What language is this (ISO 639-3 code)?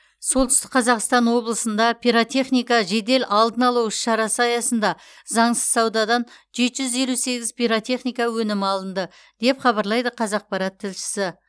kaz